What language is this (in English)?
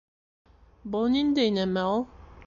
Bashkir